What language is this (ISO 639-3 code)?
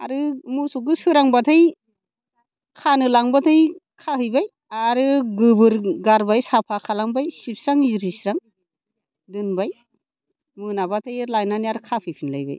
brx